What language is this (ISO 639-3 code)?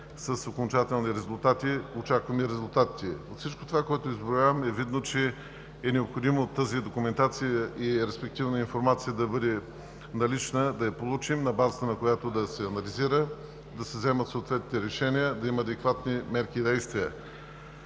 bul